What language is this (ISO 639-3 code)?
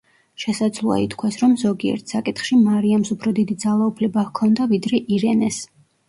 kat